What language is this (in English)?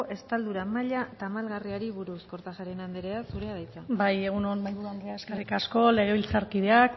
Basque